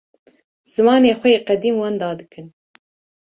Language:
Kurdish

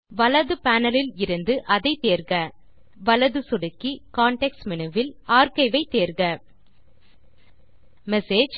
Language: Tamil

